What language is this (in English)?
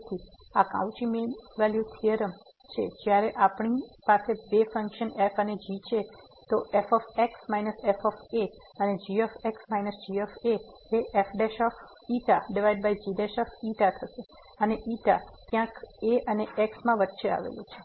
Gujarati